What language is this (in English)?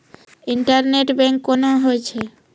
Maithili